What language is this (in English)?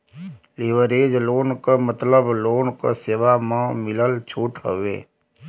Bhojpuri